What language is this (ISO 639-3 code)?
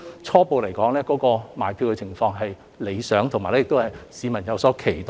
yue